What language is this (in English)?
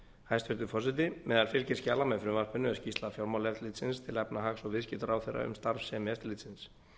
Icelandic